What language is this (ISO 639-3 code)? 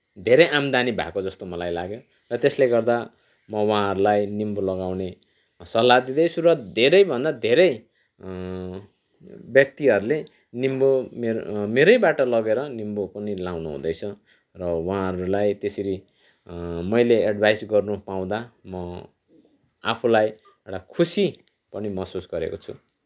nep